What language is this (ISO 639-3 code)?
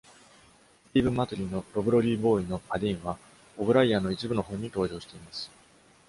jpn